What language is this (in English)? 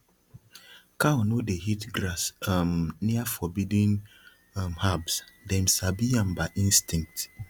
Nigerian Pidgin